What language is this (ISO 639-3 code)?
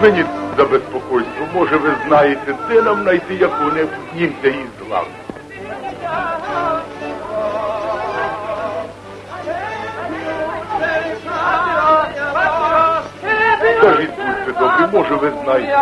rus